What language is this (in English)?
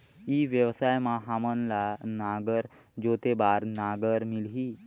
Chhattisgarhi